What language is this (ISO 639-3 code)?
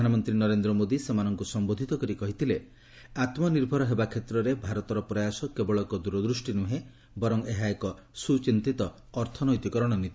ori